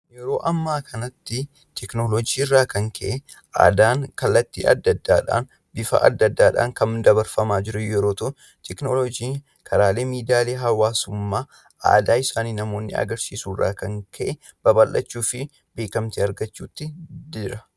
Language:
Oromo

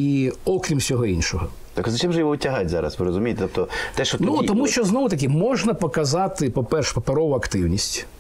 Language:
Ukrainian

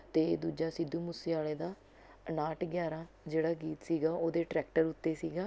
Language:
Punjabi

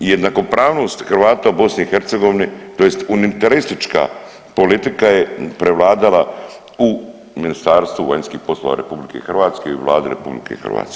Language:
Croatian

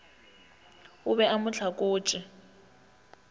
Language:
Northern Sotho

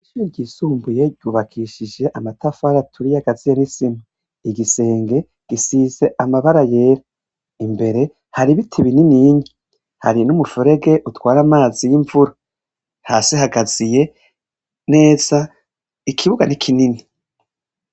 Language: Rundi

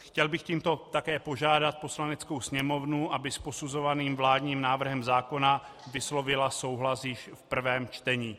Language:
Czech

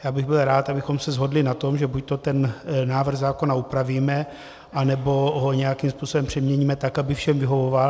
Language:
Czech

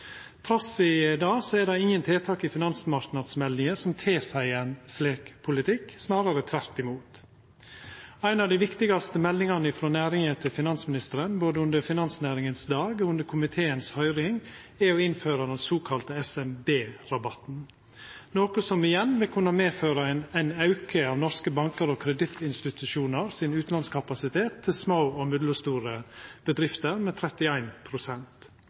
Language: Norwegian Nynorsk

